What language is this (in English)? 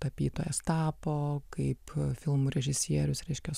Lithuanian